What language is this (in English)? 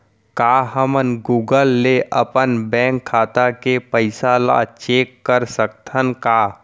Chhattisgarhi